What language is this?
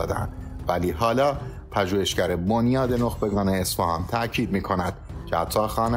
Persian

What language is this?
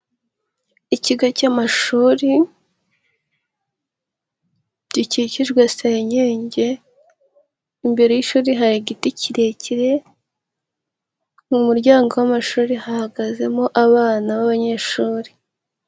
Kinyarwanda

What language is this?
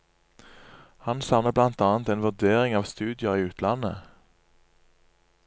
Norwegian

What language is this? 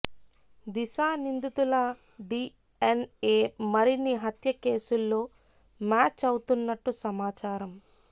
Telugu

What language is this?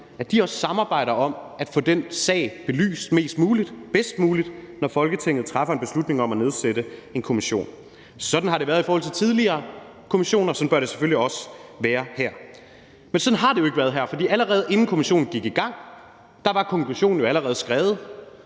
Danish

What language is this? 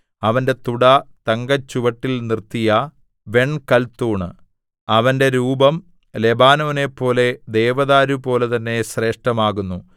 Malayalam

